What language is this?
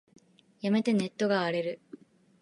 Japanese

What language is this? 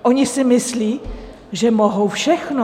Czech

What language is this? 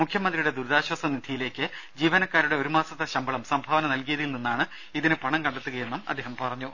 Malayalam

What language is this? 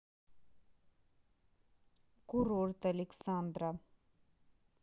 Russian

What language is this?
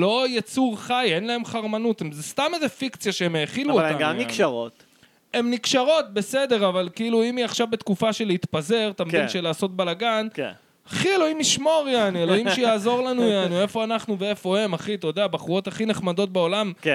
Hebrew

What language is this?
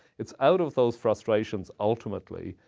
English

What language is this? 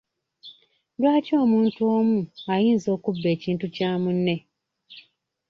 Ganda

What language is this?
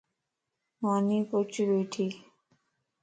Lasi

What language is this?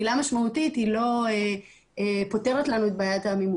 Hebrew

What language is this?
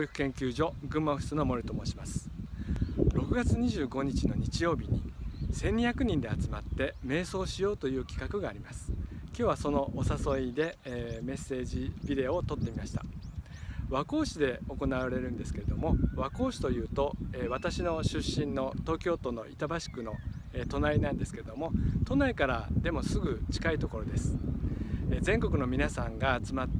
Japanese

